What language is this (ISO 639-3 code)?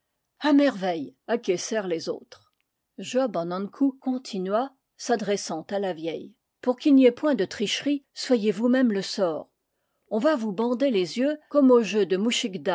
fra